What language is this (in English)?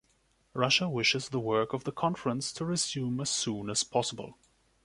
English